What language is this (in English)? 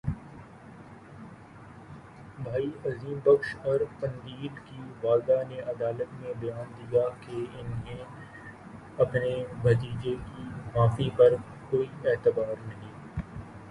Urdu